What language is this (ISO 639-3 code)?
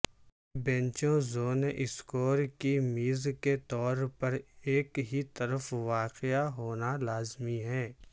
urd